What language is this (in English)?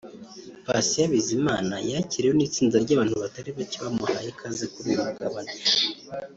Kinyarwanda